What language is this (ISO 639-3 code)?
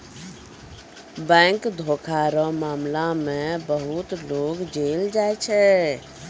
mai